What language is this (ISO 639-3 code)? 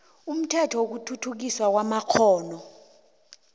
nbl